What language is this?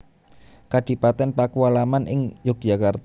Javanese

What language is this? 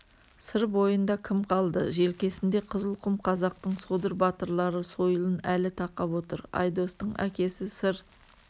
Kazakh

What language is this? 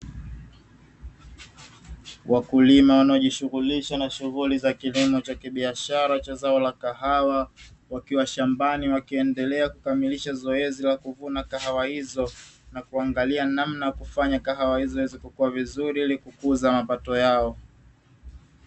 Swahili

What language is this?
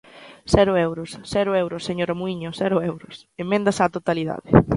Galician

